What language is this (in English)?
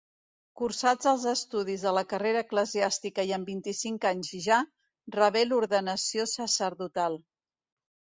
Catalan